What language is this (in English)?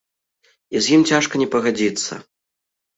Belarusian